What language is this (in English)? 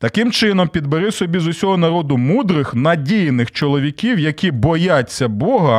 Ukrainian